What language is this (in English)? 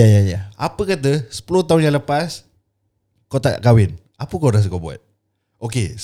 Malay